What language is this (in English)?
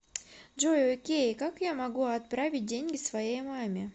Russian